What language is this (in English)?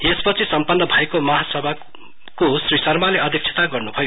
Nepali